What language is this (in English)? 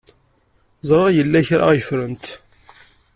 Kabyle